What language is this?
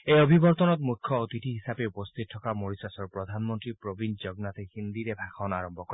Assamese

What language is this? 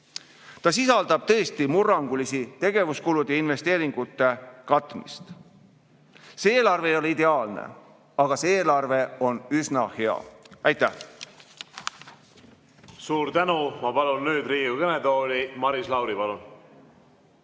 Estonian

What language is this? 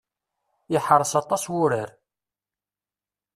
Kabyle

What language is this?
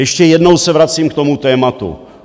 Czech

